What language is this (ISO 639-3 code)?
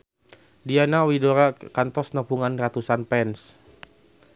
sun